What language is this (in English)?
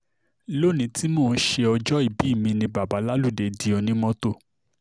Yoruba